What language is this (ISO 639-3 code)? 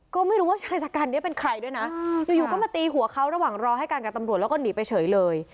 tha